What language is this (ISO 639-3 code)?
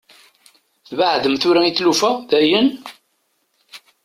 kab